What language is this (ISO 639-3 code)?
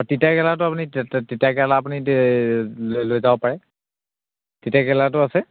asm